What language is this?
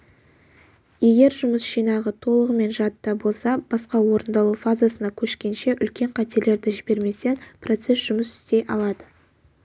Kazakh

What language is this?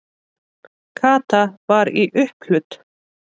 Icelandic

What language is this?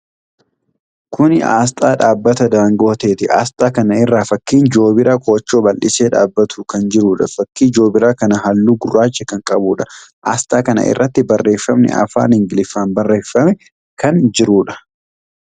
Oromo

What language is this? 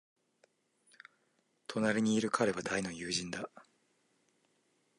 Japanese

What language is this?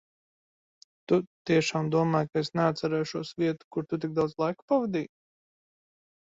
Latvian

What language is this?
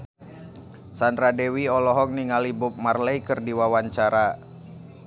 Sundanese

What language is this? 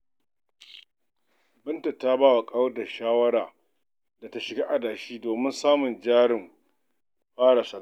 Hausa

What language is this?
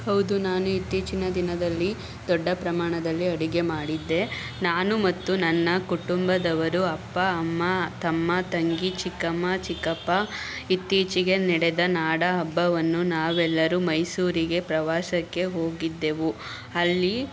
Kannada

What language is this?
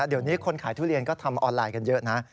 Thai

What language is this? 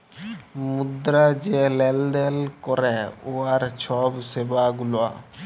Bangla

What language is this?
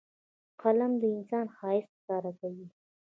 Pashto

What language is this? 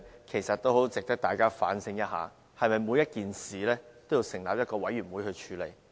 Cantonese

